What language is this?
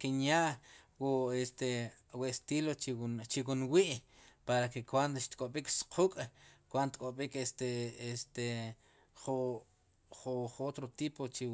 Sipacapense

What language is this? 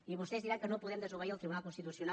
Catalan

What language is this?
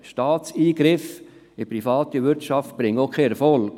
Swiss German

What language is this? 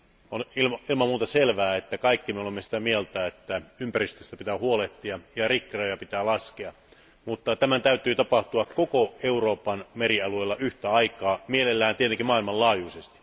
Finnish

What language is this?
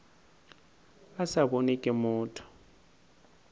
Northern Sotho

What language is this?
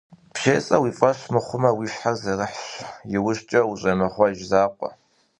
Kabardian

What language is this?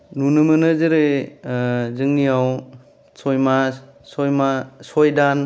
Bodo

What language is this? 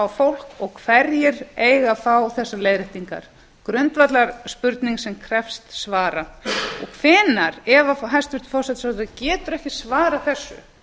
Icelandic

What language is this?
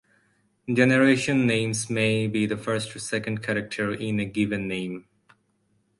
English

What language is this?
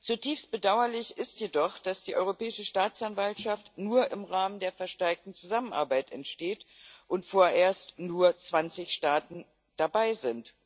German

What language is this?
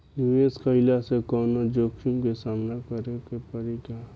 Bhojpuri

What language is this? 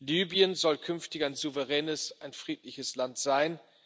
German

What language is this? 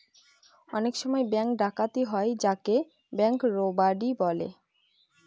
Bangla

